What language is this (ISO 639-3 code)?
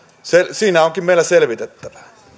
fin